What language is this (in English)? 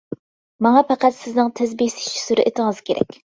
Uyghur